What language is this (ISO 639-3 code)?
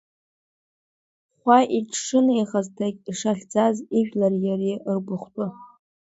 abk